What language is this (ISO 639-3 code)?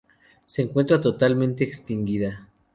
spa